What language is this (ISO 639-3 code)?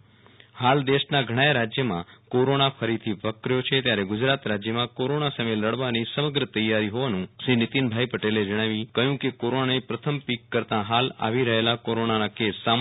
guj